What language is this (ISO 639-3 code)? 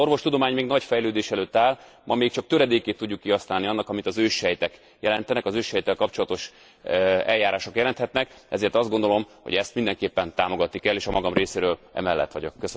hun